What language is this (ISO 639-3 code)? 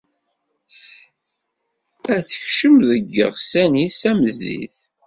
kab